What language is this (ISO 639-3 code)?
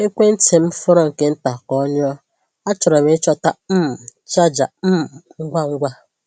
ibo